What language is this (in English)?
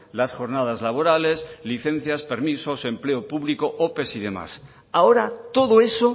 Spanish